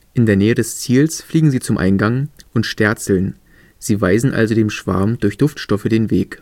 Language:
German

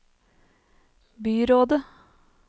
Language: Norwegian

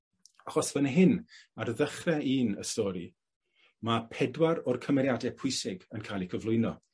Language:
Welsh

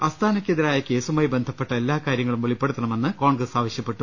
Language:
Malayalam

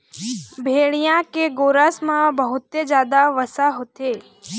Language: Chhattisgarhi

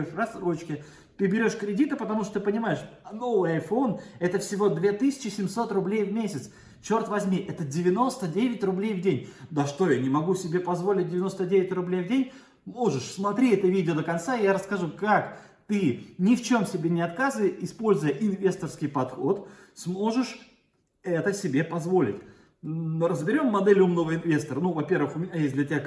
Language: Russian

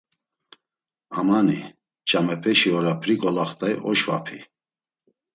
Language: Laz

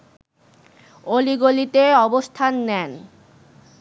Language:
Bangla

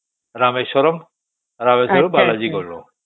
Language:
Odia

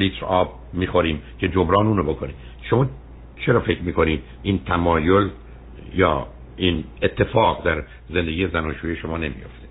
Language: Persian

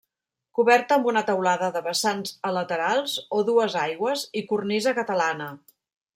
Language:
Catalan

